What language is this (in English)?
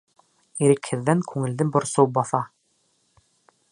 Bashkir